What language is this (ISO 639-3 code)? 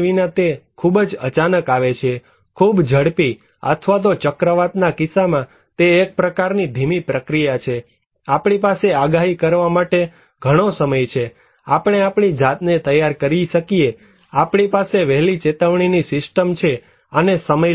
guj